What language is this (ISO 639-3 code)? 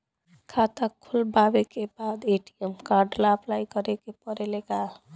bho